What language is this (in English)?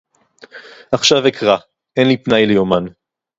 Hebrew